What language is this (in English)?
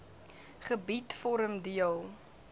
Afrikaans